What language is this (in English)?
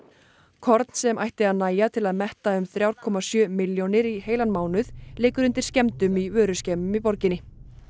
Icelandic